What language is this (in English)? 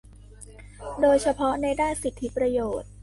Thai